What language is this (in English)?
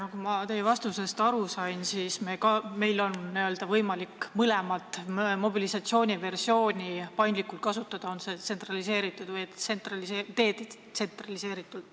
Estonian